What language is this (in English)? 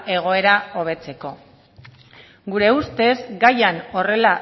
Basque